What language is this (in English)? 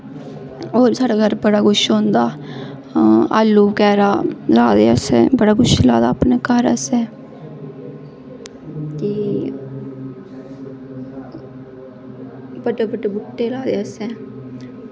Dogri